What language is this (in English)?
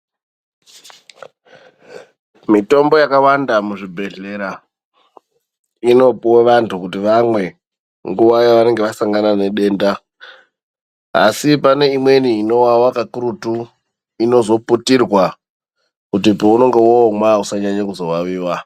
Ndau